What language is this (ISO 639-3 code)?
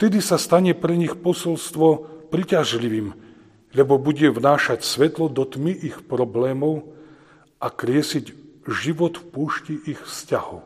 slk